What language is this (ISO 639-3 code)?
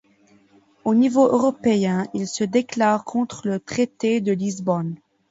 fra